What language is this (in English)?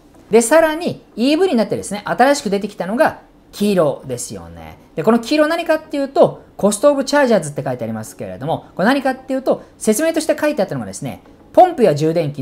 Japanese